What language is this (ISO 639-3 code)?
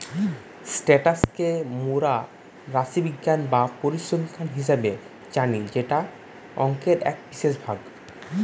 ben